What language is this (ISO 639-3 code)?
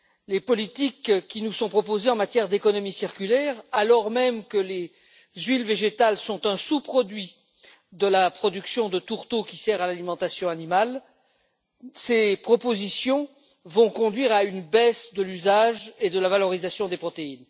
fra